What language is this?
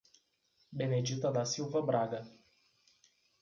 Portuguese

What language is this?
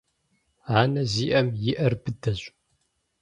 Kabardian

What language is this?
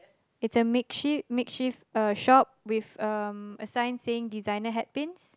English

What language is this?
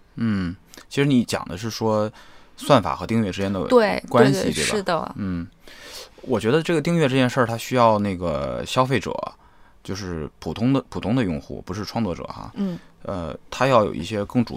Chinese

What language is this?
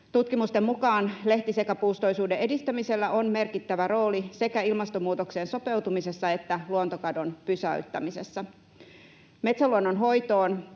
Finnish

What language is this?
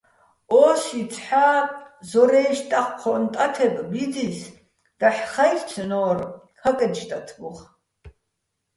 Bats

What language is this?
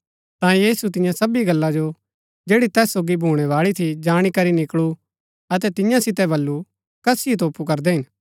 Gaddi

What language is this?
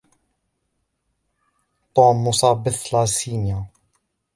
Arabic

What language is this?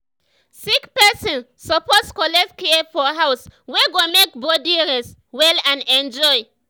Nigerian Pidgin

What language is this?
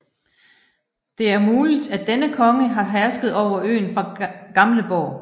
Danish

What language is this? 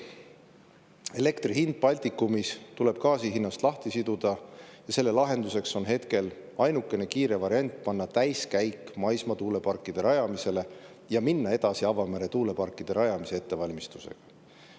Estonian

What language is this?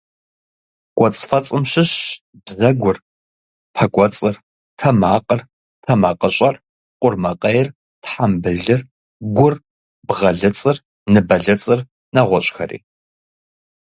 Kabardian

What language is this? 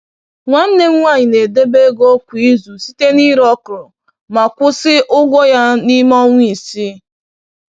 Igbo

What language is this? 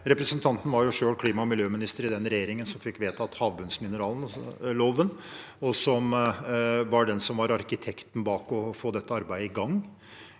Norwegian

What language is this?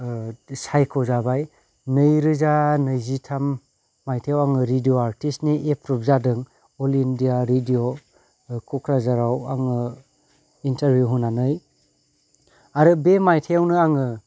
Bodo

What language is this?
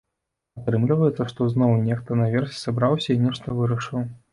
Belarusian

